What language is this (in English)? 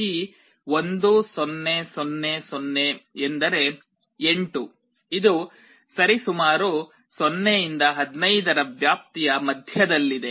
Kannada